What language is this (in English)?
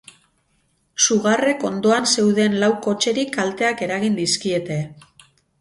Basque